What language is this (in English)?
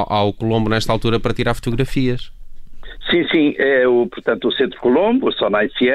Portuguese